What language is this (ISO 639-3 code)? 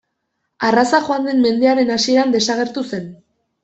eus